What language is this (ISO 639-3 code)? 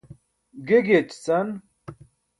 bsk